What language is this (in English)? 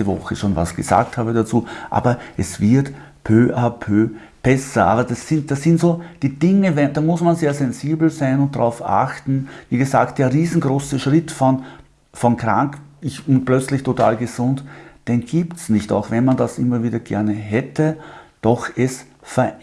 German